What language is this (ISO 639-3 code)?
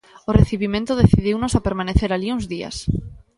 glg